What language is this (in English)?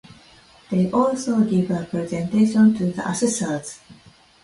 English